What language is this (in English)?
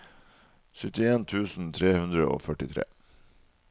Norwegian